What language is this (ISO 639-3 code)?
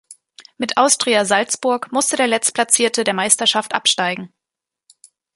deu